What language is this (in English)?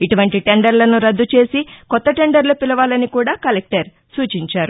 Telugu